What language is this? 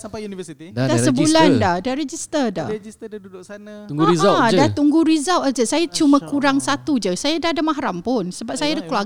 Malay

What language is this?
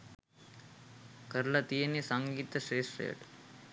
Sinhala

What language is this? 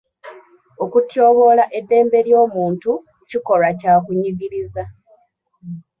Ganda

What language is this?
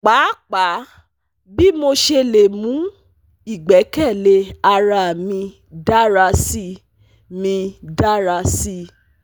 Yoruba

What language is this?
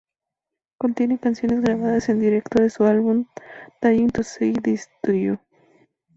Spanish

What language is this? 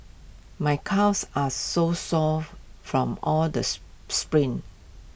English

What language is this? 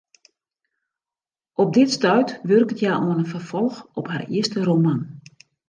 Western Frisian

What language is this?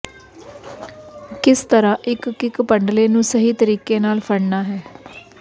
Punjabi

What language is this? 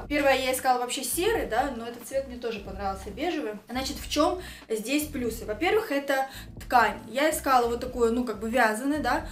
Russian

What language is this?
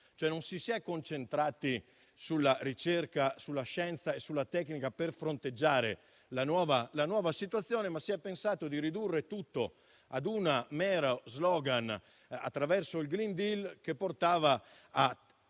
Italian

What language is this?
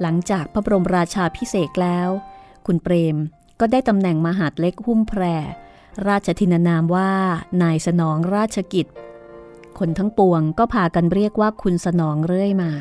Thai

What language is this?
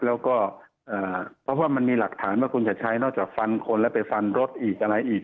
Thai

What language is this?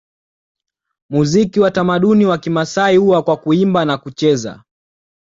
Swahili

